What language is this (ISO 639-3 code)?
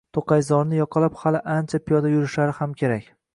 uzb